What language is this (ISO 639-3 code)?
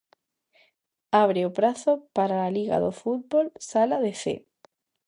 glg